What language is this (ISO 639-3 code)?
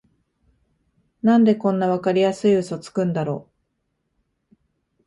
jpn